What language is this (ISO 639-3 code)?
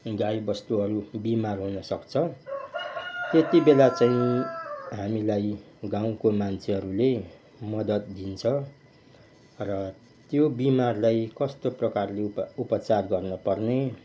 nep